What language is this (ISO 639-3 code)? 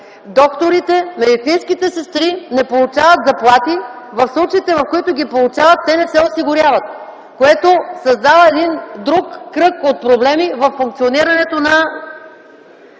bul